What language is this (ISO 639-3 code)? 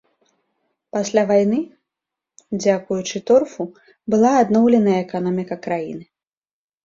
bel